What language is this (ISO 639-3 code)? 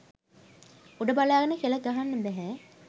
sin